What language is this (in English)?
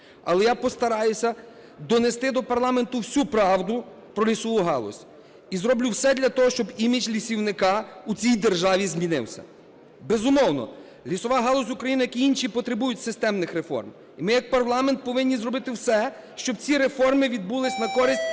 Ukrainian